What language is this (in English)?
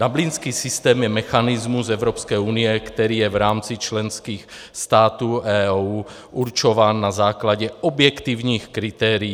Czech